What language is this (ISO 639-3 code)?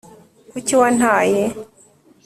kin